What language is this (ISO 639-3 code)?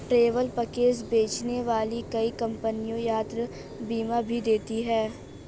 hin